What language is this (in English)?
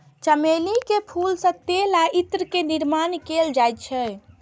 Maithili